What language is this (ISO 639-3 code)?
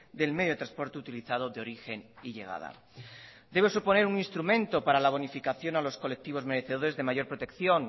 spa